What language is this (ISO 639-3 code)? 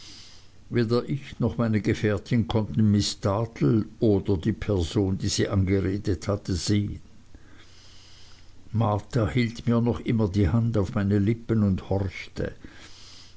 deu